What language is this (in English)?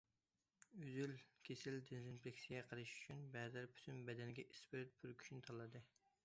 Uyghur